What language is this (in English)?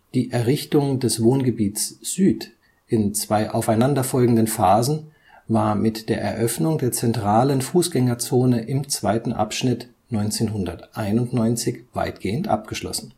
German